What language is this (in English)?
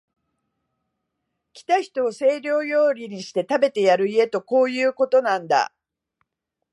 Japanese